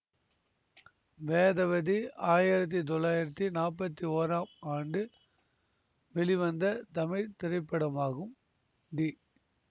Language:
Tamil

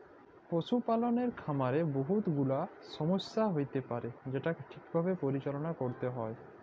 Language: Bangla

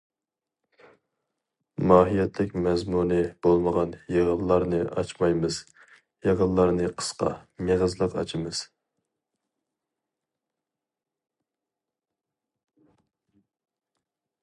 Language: Uyghur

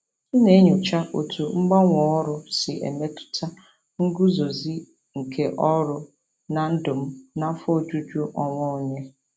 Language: Igbo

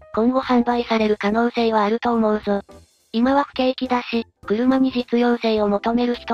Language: Japanese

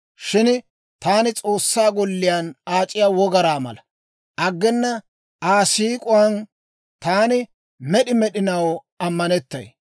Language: Dawro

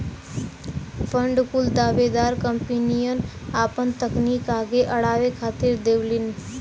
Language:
Bhojpuri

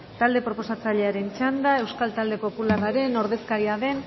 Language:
Basque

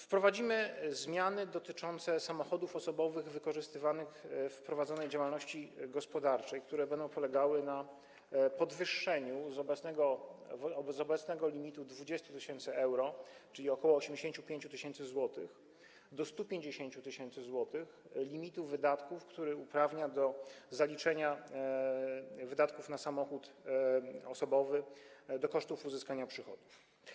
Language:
Polish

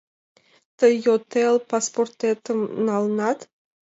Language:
Mari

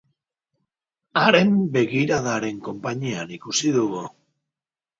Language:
Basque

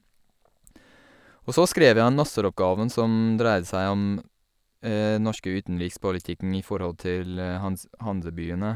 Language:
Norwegian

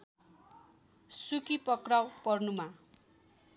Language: Nepali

